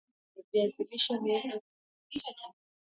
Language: Swahili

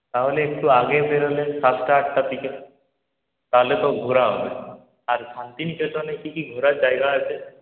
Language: Bangla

